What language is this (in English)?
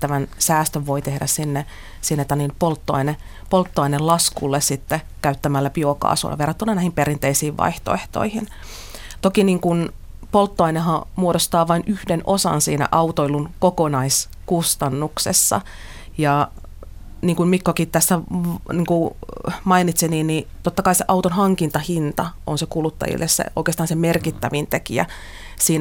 Finnish